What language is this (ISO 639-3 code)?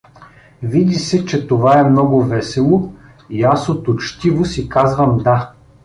bul